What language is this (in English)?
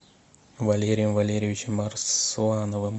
Russian